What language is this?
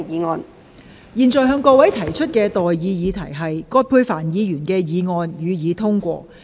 Cantonese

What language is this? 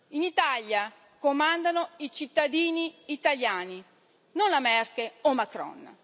Italian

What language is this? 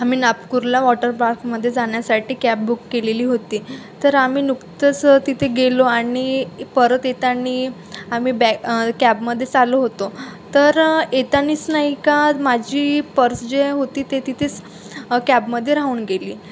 Marathi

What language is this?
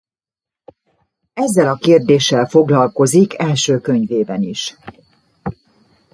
Hungarian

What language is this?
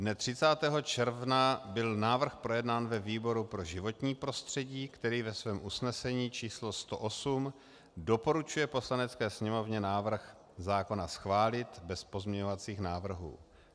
Czech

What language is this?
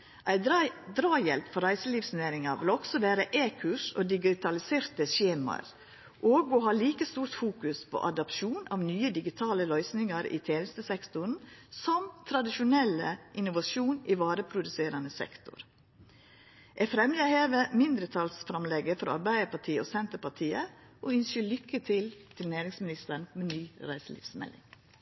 Norwegian Nynorsk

